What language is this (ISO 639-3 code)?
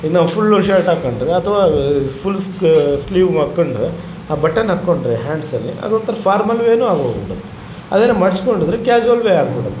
kan